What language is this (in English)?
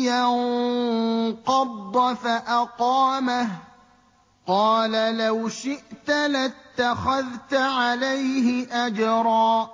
Arabic